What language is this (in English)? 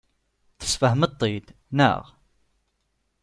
Kabyle